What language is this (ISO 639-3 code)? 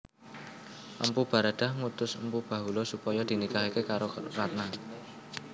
jav